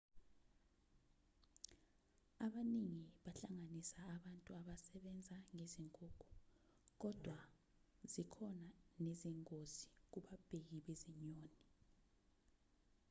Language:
Zulu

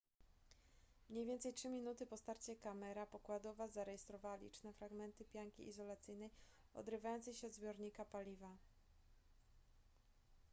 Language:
Polish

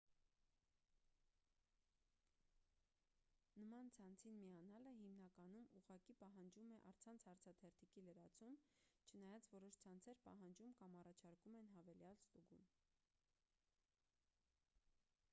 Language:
Armenian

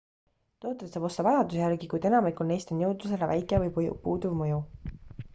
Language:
Estonian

